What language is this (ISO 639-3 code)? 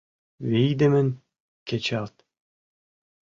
chm